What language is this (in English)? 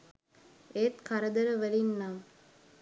Sinhala